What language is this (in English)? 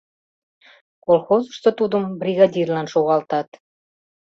Mari